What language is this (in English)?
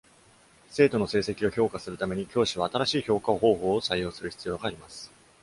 Japanese